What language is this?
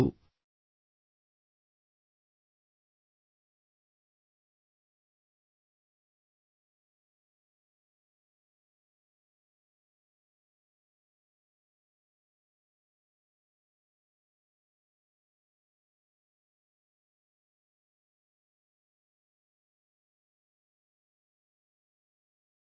Kannada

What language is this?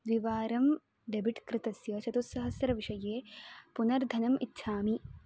Sanskrit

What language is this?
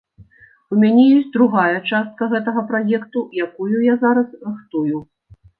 Belarusian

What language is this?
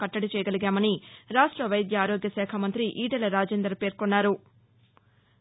Telugu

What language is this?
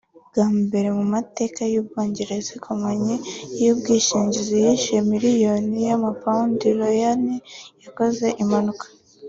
Kinyarwanda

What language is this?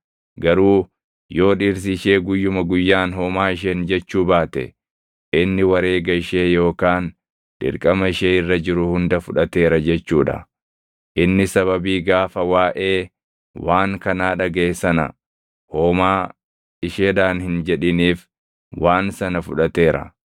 Oromo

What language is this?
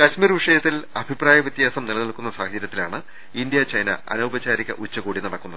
Malayalam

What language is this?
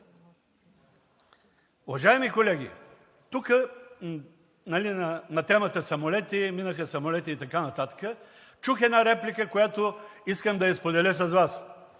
Bulgarian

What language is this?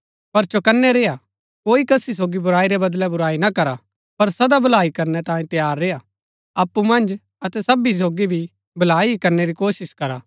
Gaddi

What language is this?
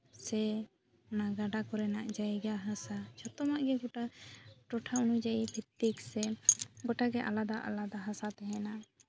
Santali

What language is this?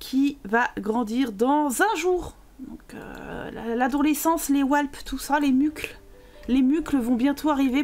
French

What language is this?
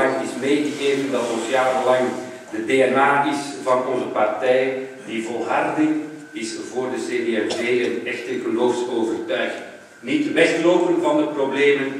Dutch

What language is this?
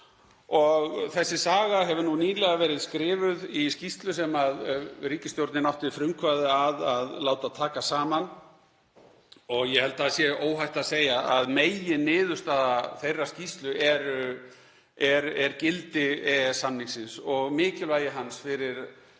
Icelandic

